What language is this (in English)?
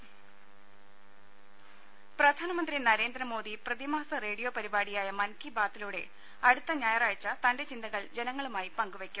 Malayalam